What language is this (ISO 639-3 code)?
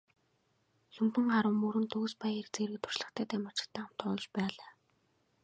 mon